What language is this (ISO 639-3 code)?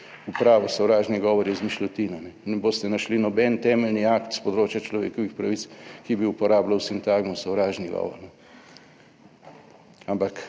slv